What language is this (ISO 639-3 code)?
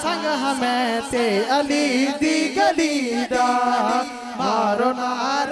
urd